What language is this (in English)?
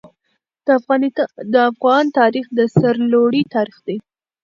Pashto